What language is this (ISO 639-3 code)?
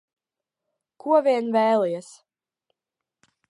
lav